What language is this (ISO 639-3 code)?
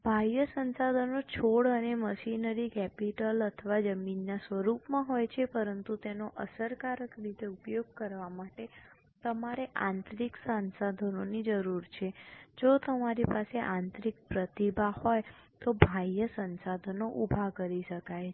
guj